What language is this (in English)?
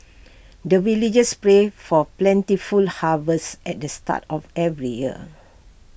English